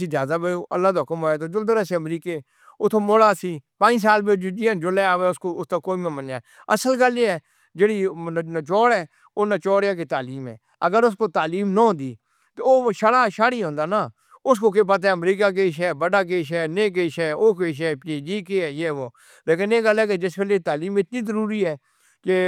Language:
Northern Hindko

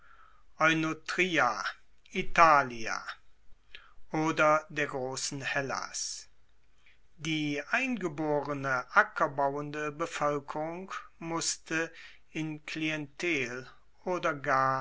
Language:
German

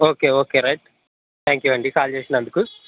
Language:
Telugu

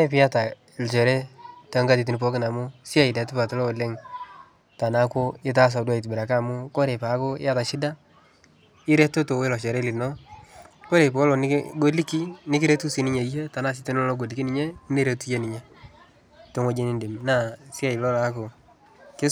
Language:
Masai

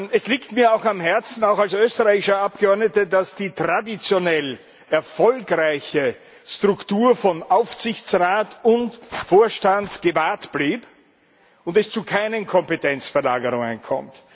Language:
German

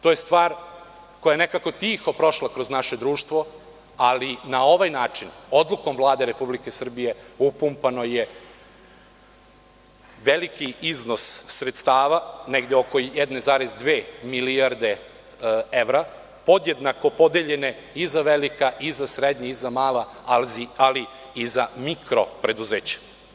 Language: Serbian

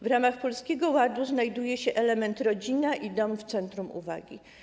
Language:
Polish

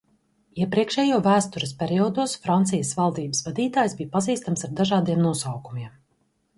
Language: Latvian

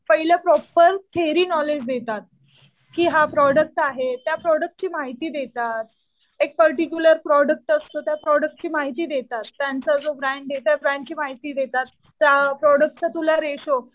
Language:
Marathi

